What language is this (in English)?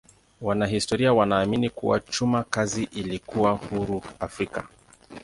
Swahili